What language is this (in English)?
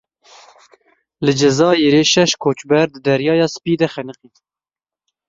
Kurdish